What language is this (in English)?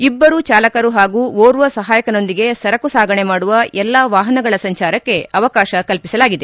Kannada